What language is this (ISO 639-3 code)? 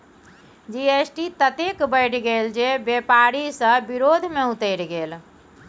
mai